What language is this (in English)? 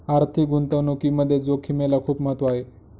Marathi